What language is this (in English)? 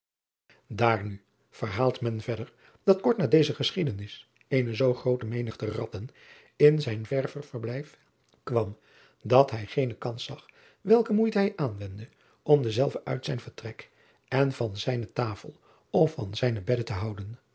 Dutch